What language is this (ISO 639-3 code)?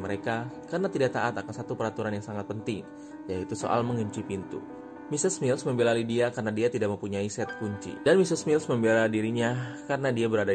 ind